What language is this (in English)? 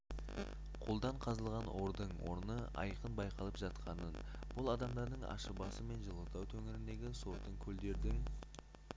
Kazakh